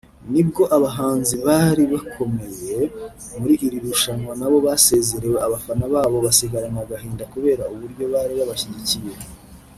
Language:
Kinyarwanda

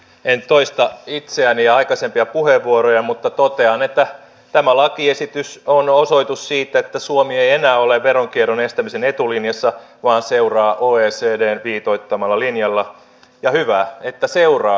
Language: Finnish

